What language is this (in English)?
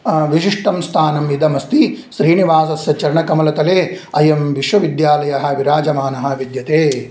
Sanskrit